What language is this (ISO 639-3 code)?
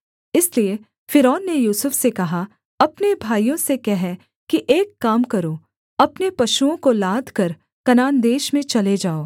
hin